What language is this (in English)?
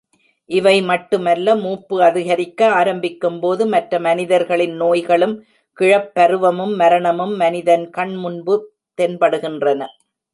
Tamil